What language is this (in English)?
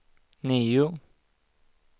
Swedish